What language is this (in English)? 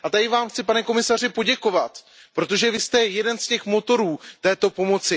Czech